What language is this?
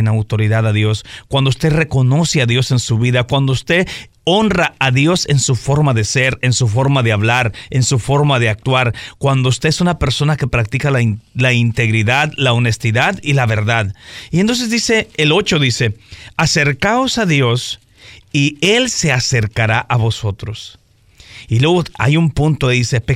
Spanish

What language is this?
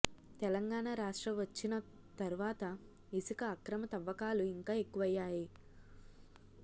Telugu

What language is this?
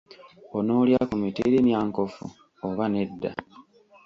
Ganda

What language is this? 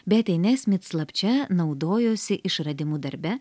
Lithuanian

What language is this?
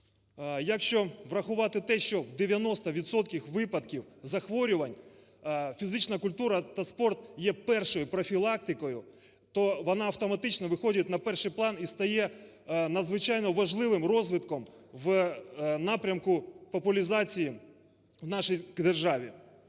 Ukrainian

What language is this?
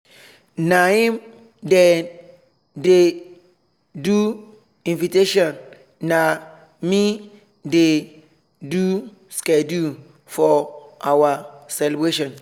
Nigerian Pidgin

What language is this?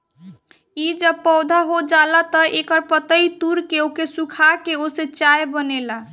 Bhojpuri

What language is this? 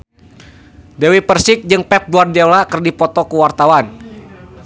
Sundanese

